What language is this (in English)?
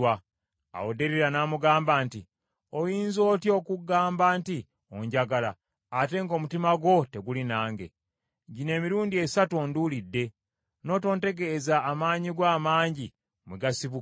Ganda